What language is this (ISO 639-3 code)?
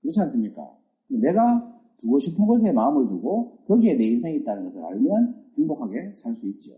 kor